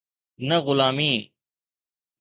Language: Sindhi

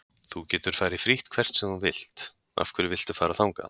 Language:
Icelandic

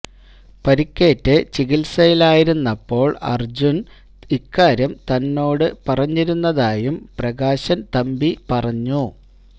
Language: Malayalam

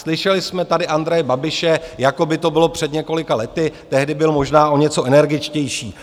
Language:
Czech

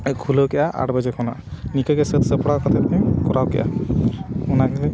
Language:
Santali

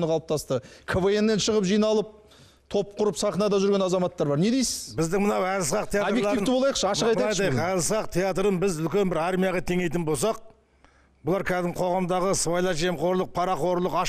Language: Turkish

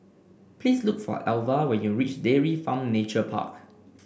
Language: English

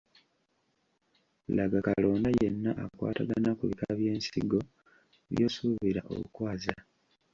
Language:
Ganda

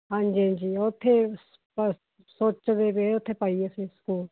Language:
Punjabi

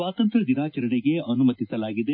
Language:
Kannada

